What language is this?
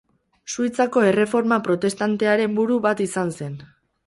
Basque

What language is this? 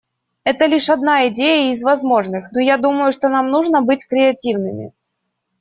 Russian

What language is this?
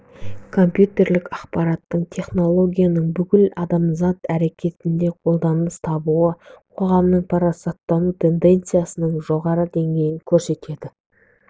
Kazakh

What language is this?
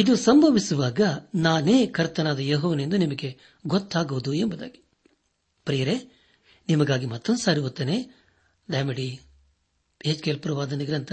Kannada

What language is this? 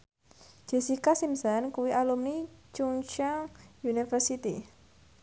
Javanese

